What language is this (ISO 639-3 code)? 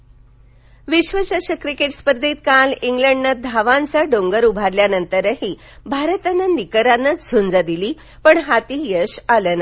mar